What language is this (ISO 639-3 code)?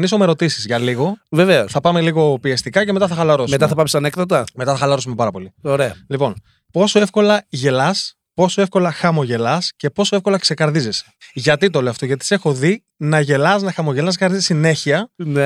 ell